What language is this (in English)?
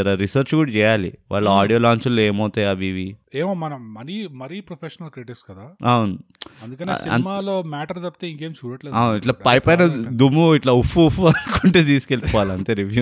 Telugu